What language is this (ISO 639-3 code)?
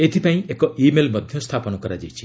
ori